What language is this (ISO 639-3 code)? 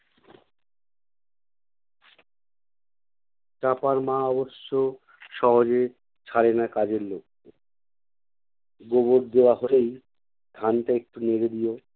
ben